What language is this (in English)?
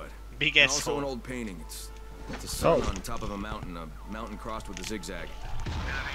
Hungarian